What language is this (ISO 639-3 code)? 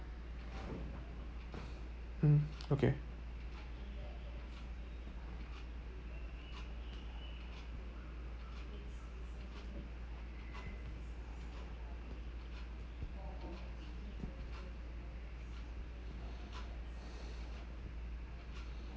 eng